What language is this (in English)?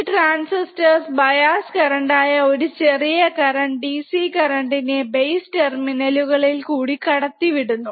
Malayalam